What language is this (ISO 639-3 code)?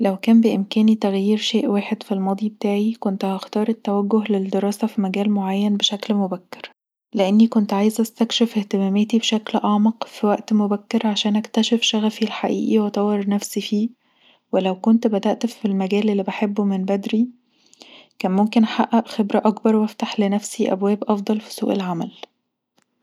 arz